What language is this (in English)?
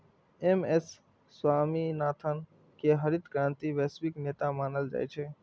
Maithili